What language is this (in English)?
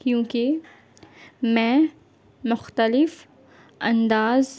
Urdu